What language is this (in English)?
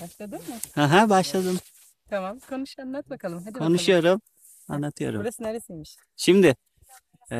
Turkish